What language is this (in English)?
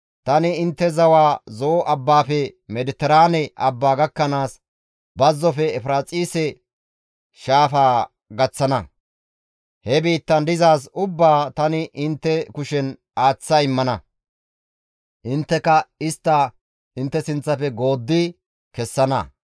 Gamo